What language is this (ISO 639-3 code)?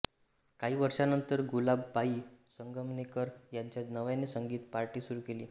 mar